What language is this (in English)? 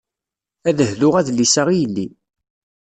Kabyle